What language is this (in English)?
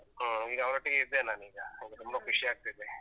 Kannada